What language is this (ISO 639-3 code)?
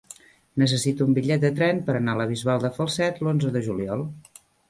cat